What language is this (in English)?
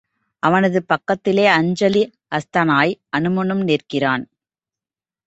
Tamil